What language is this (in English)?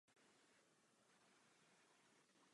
Czech